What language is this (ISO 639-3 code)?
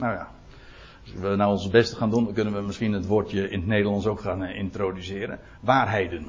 nld